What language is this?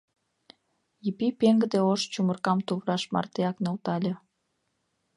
Mari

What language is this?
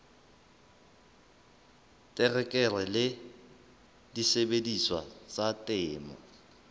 Southern Sotho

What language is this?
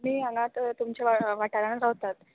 Konkani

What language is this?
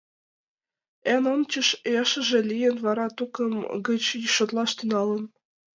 Mari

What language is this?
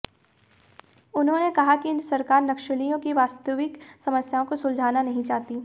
Hindi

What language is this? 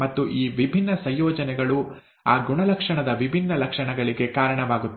Kannada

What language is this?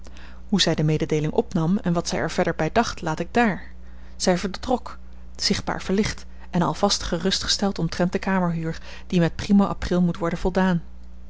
Dutch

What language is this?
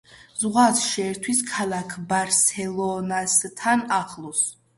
Georgian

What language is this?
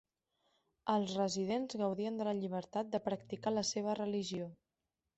Catalan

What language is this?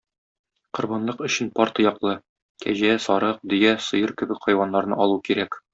Tatar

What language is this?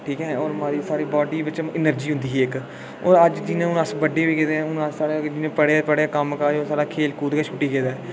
Dogri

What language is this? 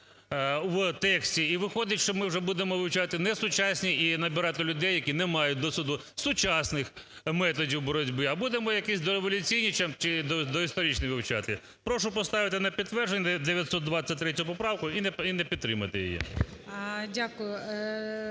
Ukrainian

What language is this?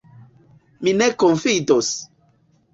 Esperanto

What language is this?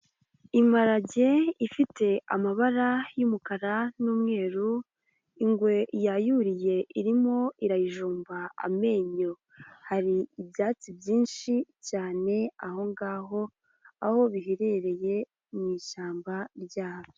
Kinyarwanda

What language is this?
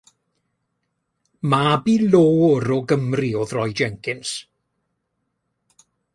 Welsh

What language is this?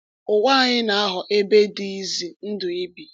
Igbo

